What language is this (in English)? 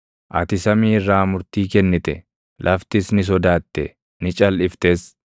Oromo